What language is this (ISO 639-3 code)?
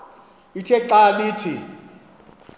xho